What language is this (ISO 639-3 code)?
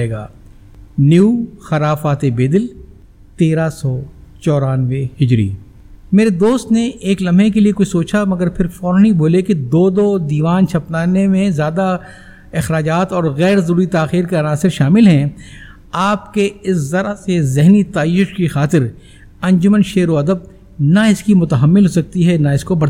urd